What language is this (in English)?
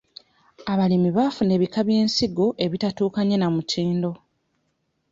Ganda